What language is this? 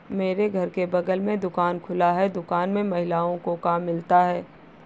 Hindi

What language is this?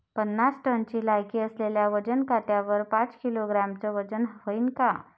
Marathi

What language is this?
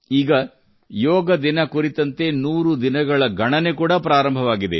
Kannada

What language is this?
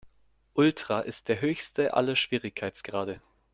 German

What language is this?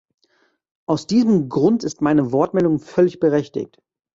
German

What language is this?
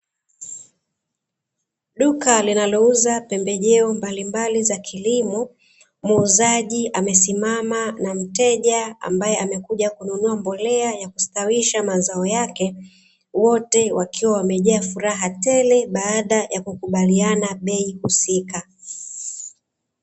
Swahili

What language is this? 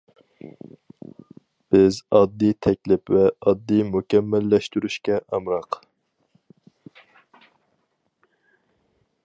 Uyghur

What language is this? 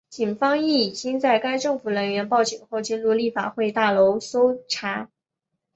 Chinese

